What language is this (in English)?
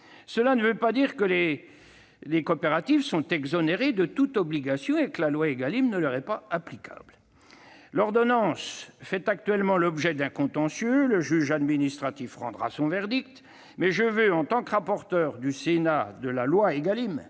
French